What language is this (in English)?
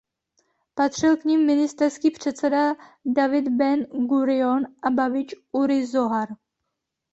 Czech